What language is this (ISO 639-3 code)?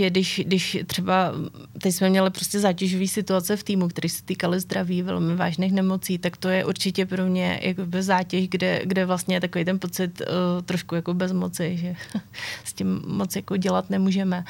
ces